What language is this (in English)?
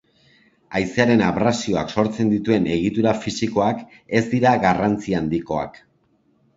Basque